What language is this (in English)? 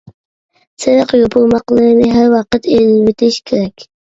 Uyghur